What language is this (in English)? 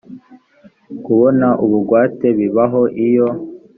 Kinyarwanda